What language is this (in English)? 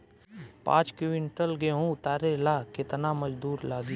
Bhojpuri